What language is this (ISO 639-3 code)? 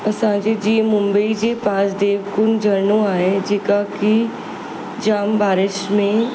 snd